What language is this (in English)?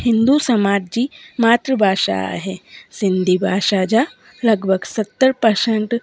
Sindhi